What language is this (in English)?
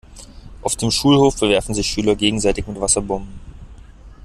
German